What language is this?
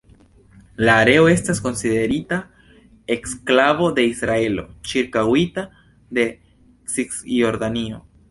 Esperanto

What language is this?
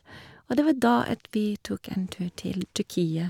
Norwegian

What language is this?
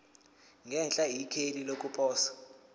Zulu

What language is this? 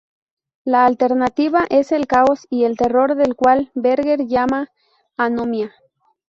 Spanish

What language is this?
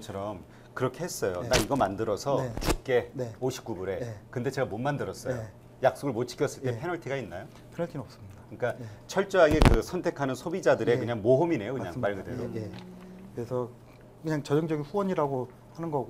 Korean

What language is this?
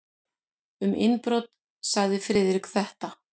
Icelandic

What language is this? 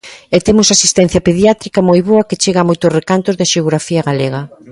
Galician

